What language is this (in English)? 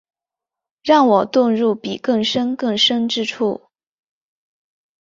Chinese